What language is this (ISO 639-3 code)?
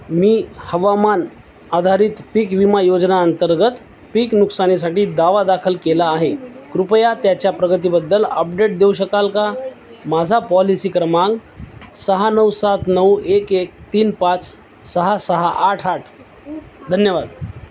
mar